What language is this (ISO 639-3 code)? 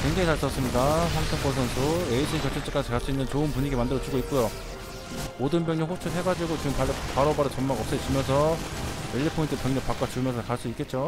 kor